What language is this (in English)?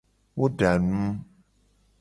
Gen